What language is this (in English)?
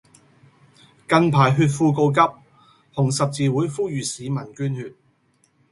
Cantonese